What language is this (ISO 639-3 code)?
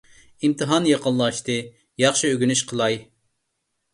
uig